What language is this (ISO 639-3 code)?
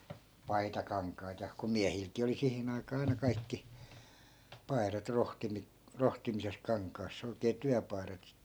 fin